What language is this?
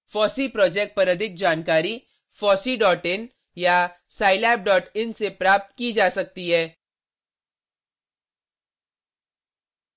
Hindi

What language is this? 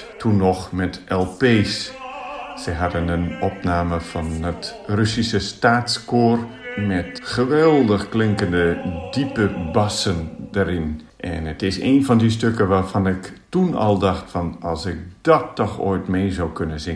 Dutch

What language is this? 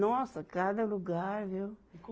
Portuguese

